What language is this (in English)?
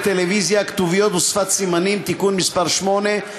Hebrew